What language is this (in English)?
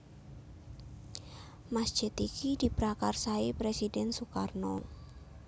Javanese